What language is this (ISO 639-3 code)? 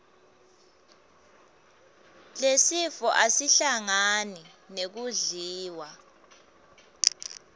ssw